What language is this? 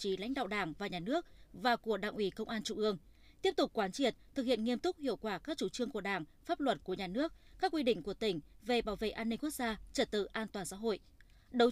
Vietnamese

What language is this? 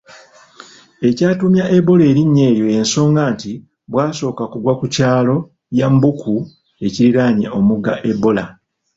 Ganda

